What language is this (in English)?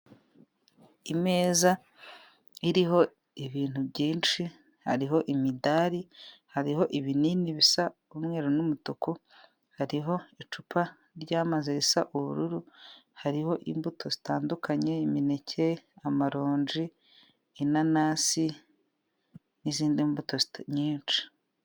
Kinyarwanda